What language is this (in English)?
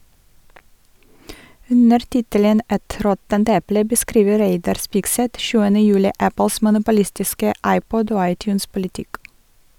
Norwegian